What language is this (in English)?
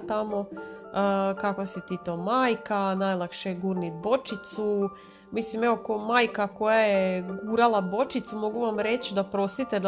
Croatian